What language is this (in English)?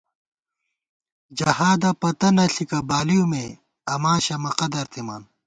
Gawar-Bati